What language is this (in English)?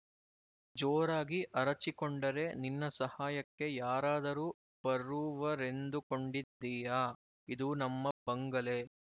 Kannada